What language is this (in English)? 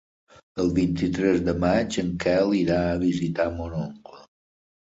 Catalan